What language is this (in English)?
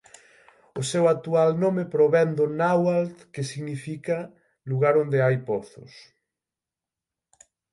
Galician